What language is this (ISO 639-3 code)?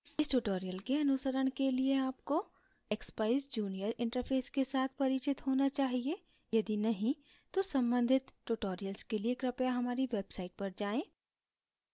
hin